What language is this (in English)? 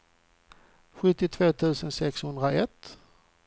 Swedish